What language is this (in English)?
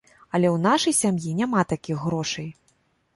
Belarusian